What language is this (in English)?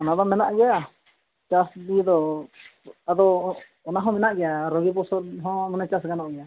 Santali